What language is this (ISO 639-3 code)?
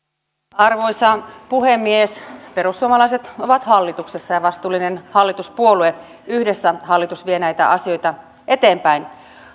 fin